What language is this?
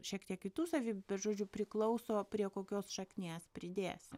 Lithuanian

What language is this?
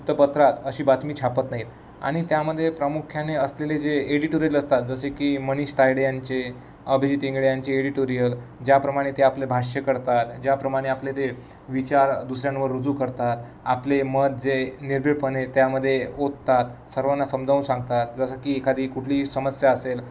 Marathi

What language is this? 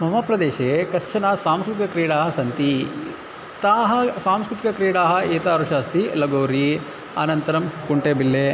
Sanskrit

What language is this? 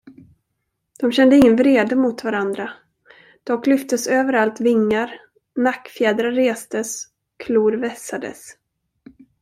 Swedish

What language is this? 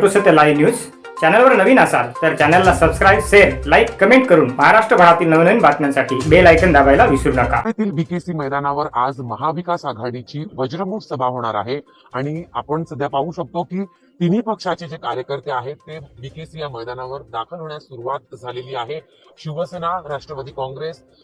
Hindi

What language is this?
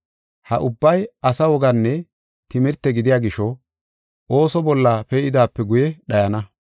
Gofa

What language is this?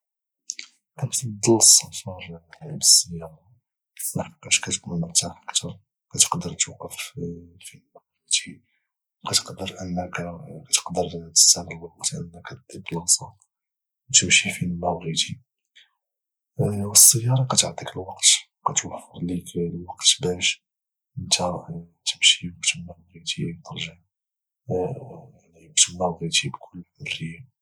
Moroccan Arabic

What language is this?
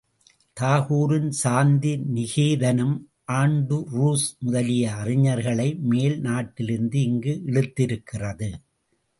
Tamil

